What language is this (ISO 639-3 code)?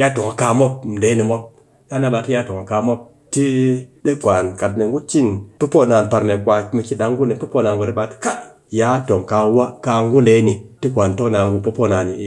cky